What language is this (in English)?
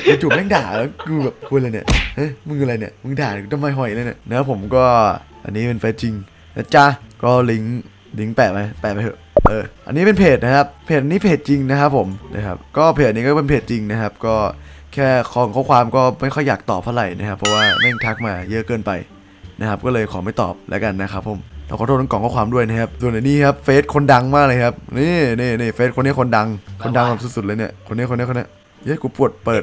Thai